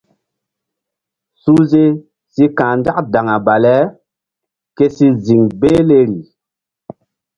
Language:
Mbum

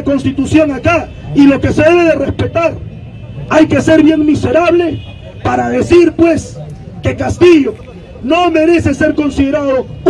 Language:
Spanish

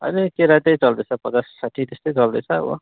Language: Nepali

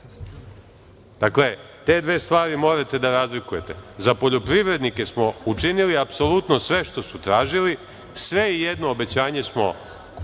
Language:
Serbian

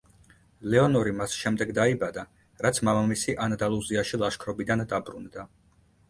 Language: Georgian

